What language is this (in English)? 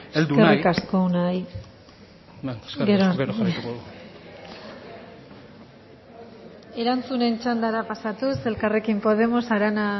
Basque